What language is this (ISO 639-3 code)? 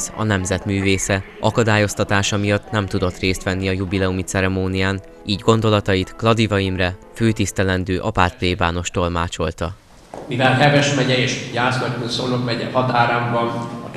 hun